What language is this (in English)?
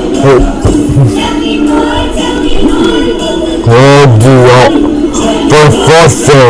Italian